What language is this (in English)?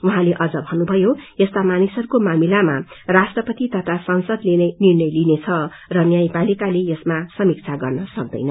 Nepali